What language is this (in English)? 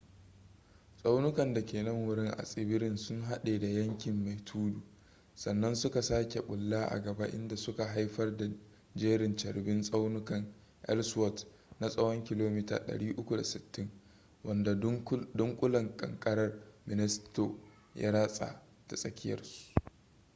Hausa